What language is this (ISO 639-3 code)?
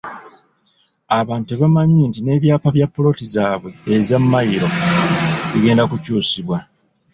lug